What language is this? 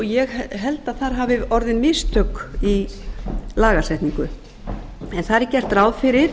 Icelandic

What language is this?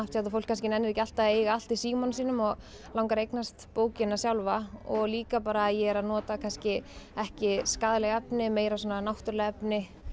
Icelandic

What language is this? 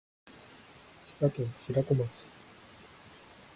Japanese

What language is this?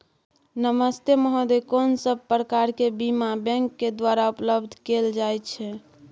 Maithili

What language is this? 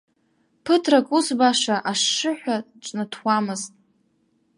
Abkhazian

